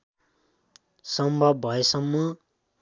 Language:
Nepali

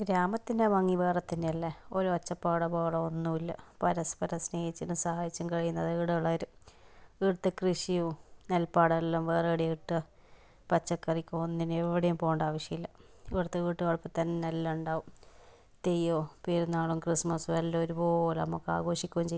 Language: Malayalam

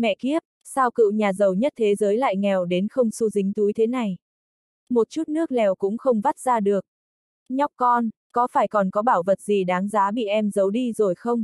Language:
Vietnamese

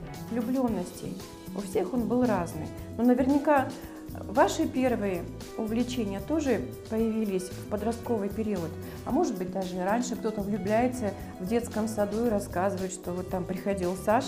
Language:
Russian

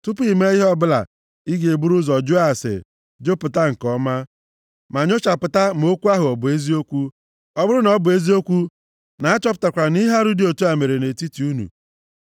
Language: Igbo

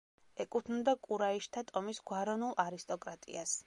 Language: Georgian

